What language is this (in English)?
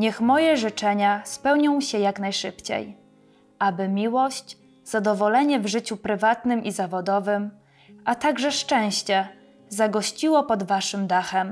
Polish